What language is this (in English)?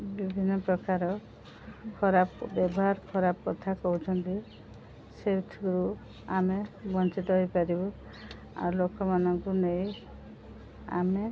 Odia